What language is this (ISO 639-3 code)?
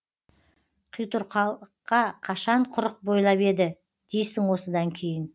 kaz